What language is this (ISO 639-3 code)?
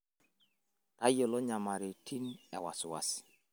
mas